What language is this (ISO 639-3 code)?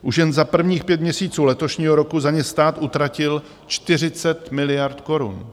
ces